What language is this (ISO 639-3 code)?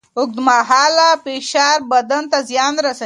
pus